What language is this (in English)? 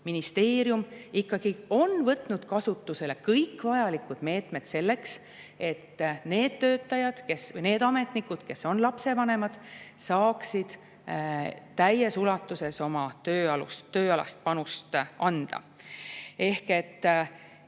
Estonian